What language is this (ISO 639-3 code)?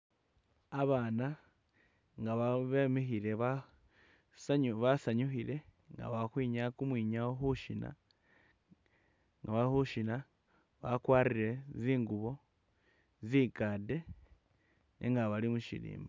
myx